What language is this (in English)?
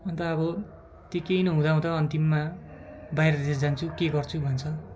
Nepali